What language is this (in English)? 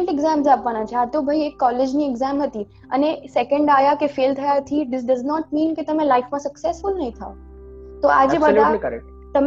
Gujarati